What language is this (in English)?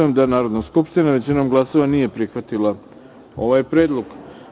Serbian